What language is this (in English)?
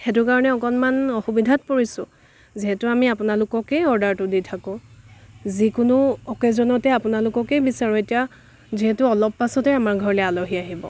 Assamese